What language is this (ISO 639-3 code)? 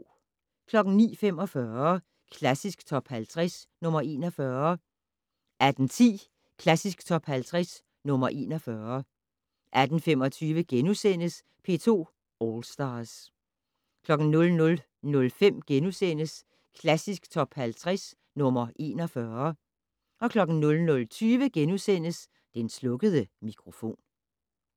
dan